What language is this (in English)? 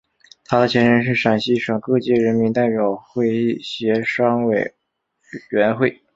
Chinese